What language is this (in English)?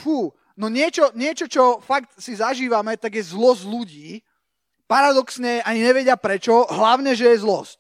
Slovak